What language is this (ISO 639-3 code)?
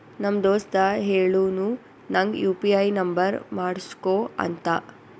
kan